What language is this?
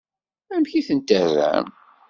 Kabyle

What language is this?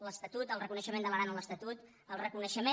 Catalan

